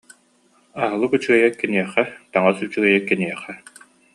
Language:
Yakut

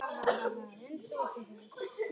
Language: Icelandic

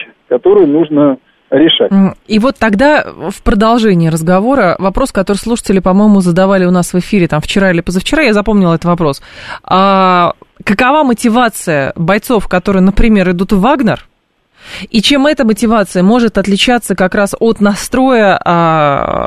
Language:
Russian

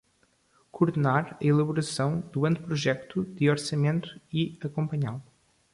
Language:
Portuguese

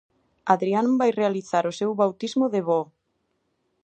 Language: Galician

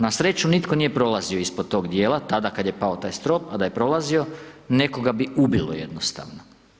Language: Croatian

